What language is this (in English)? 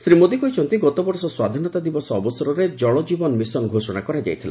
Odia